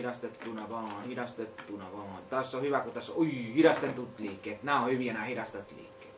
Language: Finnish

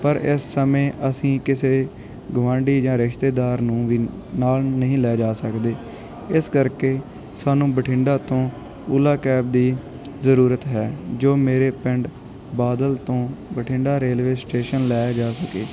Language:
Punjabi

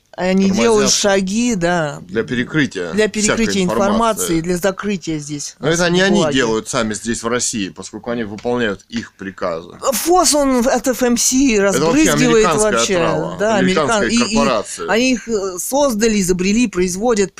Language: Russian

